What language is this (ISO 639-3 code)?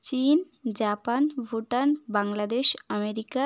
ben